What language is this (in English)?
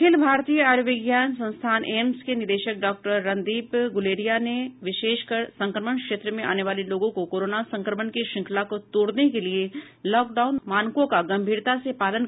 Hindi